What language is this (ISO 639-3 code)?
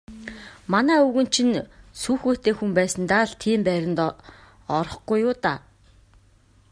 mon